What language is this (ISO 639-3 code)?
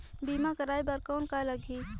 hne